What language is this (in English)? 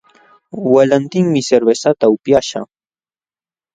Jauja Wanca Quechua